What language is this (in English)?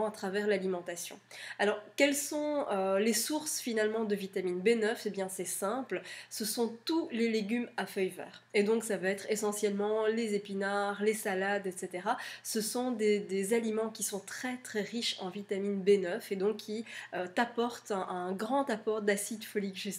French